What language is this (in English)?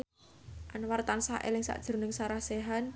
Javanese